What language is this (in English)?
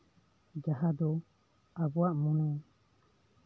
Santali